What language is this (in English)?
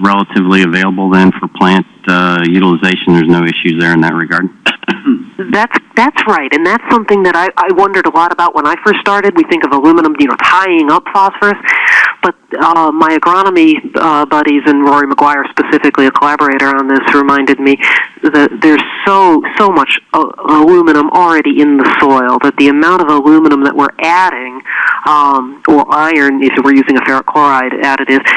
English